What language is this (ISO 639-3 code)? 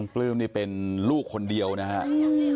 tha